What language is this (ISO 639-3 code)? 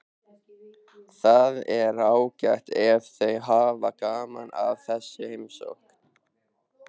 isl